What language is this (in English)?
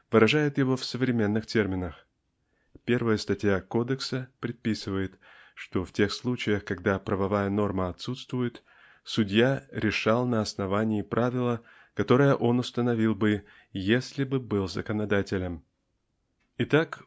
Russian